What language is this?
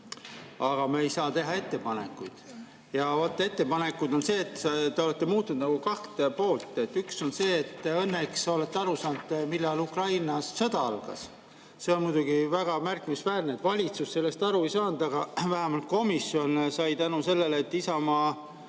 Estonian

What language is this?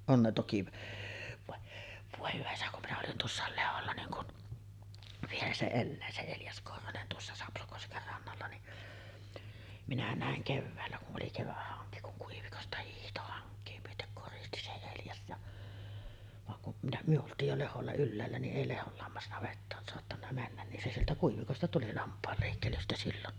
Finnish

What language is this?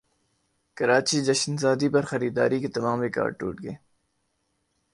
Urdu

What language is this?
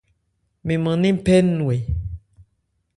Ebrié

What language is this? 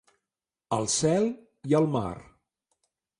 Catalan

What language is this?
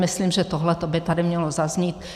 Czech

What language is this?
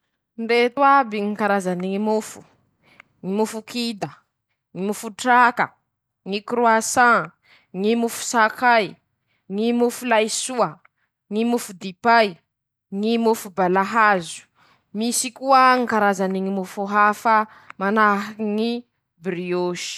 Masikoro Malagasy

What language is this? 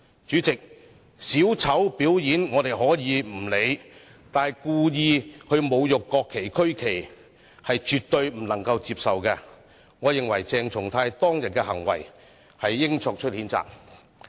Cantonese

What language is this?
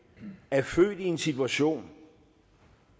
Danish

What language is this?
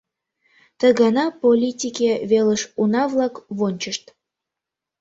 Mari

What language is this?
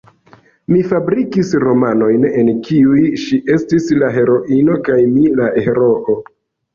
Esperanto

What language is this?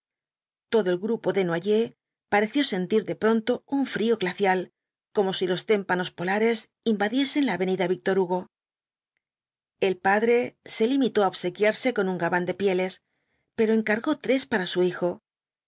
Spanish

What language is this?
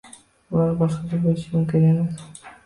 Uzbek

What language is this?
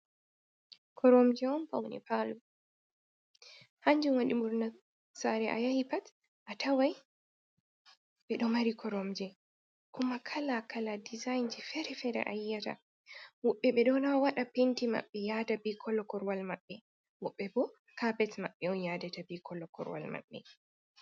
Fula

